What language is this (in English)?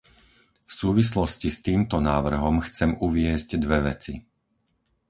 Slovak